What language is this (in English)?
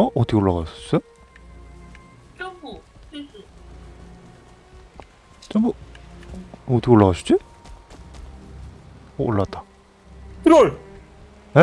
Korean